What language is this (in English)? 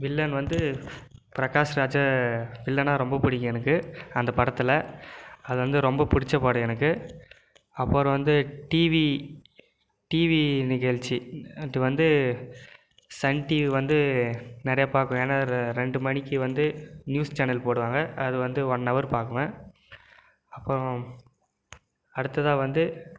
Tamil